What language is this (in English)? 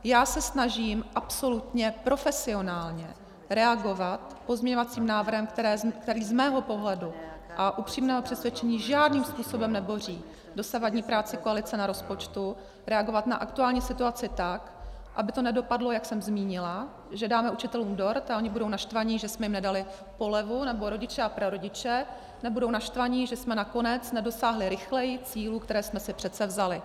Czech